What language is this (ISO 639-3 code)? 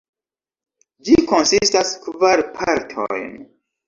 epo